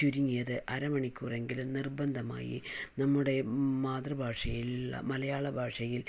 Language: Malayalam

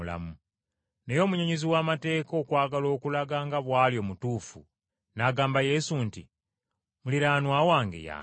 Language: Ganda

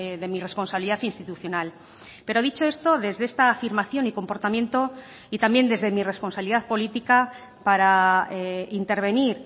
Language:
Spanish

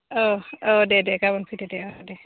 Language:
Bodo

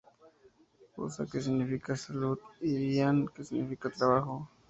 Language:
Spanish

